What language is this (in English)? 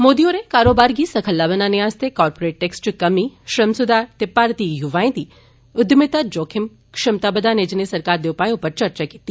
Dogri